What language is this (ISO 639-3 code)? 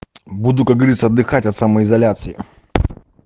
rus